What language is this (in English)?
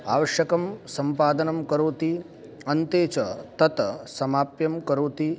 Sanskrit